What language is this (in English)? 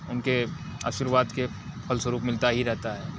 Hindi